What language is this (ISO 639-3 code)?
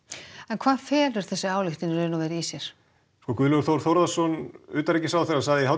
isl